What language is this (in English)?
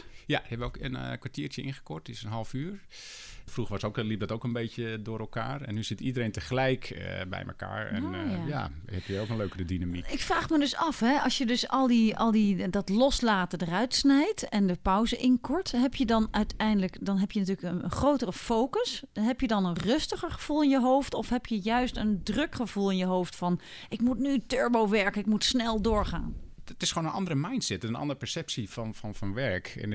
Dutch